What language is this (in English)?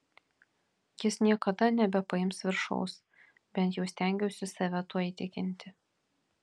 Lithuanian